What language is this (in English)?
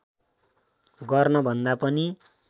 Nepali